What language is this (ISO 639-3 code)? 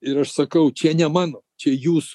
lit